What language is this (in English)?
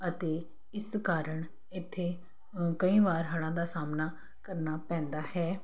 Punjabi